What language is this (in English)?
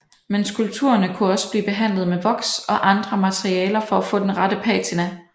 Danish